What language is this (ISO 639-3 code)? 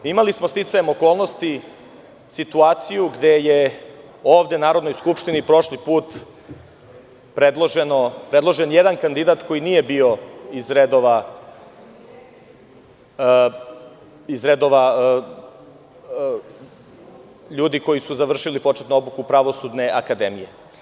srp